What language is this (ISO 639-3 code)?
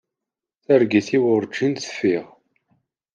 kab